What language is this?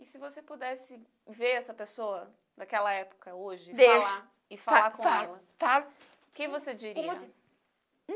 Portuguese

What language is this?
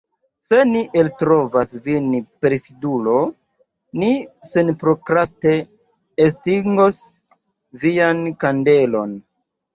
Esperanto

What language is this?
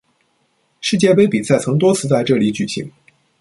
Chinese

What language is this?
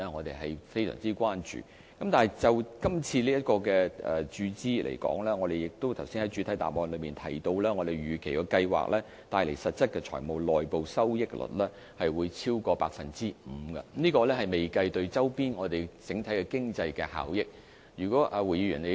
Cantonese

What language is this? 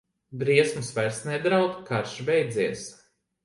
Latvian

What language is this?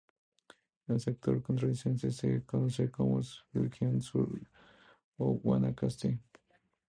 Spanish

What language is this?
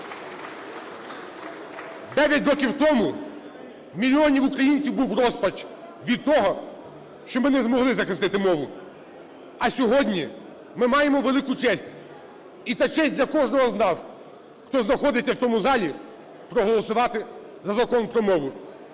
Ukrainian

